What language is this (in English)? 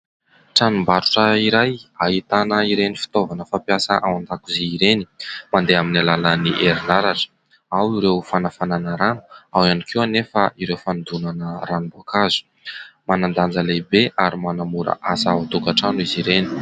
Malagasy